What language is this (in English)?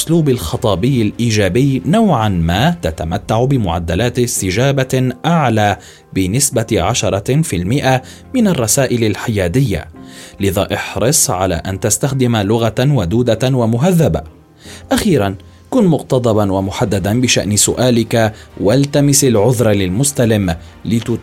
Arabic